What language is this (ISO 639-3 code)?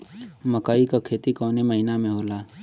bho